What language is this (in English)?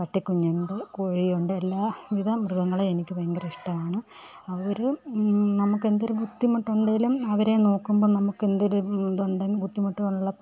Malayalam